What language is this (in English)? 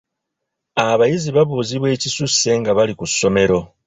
Ganda